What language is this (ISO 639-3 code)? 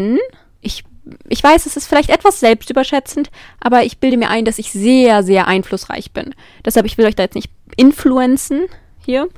deu